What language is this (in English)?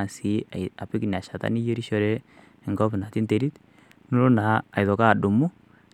Masai